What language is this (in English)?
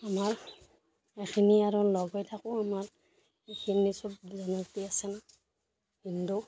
Assamese